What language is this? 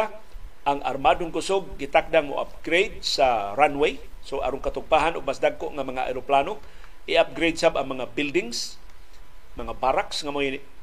Filipino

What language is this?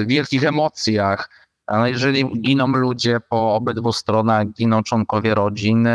Polish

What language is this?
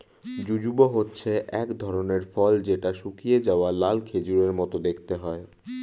Bangla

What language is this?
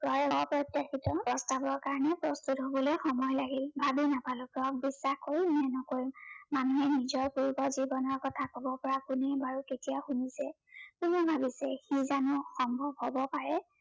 Assamese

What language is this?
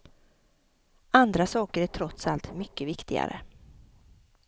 Swedish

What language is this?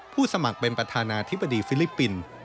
Thai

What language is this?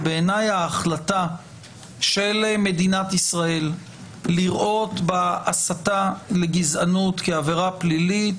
Hebrew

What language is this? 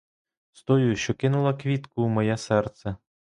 Ukrainian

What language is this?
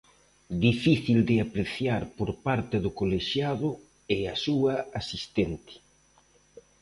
Galician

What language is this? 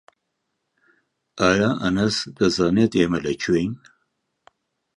Central Kurdish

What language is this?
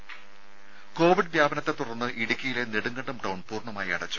Malayalam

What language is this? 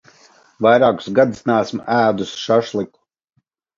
Latvian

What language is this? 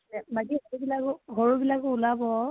Assamese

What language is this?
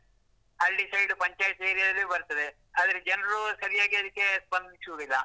Kannada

